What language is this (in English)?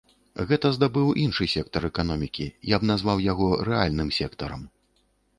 Belarusian